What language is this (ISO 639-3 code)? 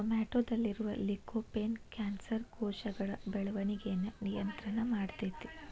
kan